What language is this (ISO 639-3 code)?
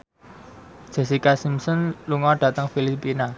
jav